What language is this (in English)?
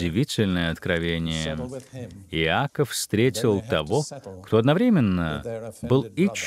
Russian